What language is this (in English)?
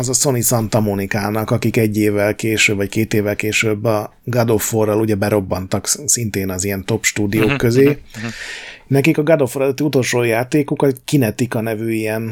Hungarian